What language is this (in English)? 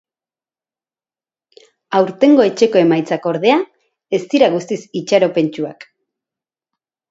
Basque